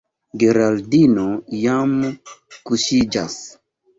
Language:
Esperanto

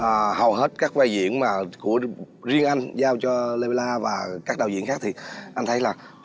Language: Vietnamese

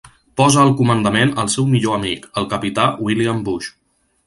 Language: Catalan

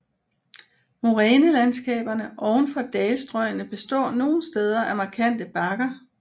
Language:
Danish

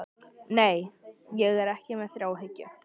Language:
Icelandic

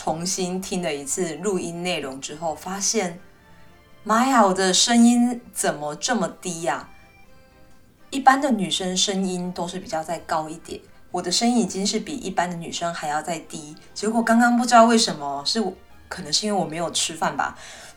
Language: Chinese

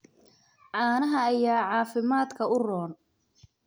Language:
Somali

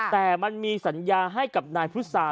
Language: Thai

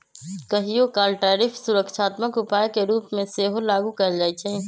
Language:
Magahi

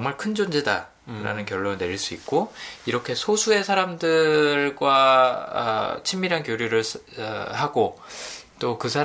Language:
Korean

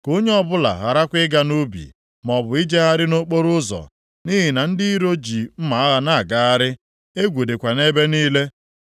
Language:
Igbo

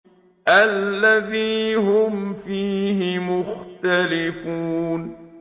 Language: Arabic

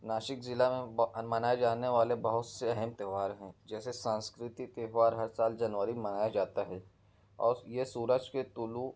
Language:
Urdu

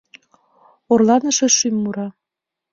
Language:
Mari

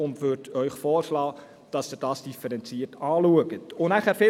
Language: Swiss German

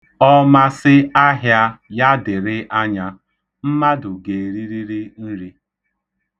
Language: Igbo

